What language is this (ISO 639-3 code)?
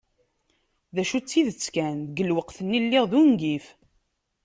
kab